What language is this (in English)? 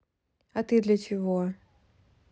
Russian